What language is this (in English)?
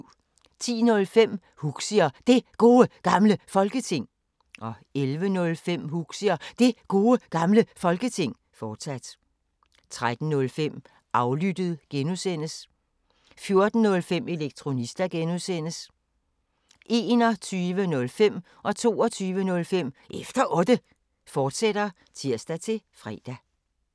Danish